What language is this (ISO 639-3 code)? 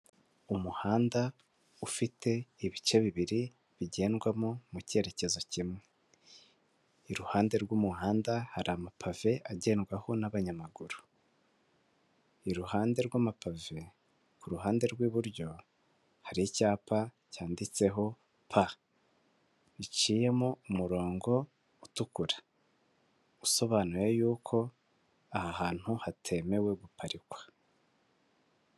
kin